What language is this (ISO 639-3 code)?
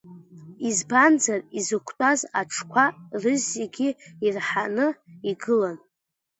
abk